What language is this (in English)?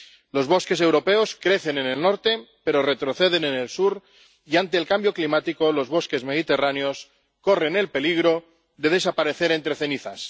Spanish